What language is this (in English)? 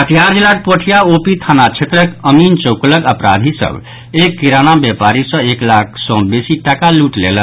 Maithili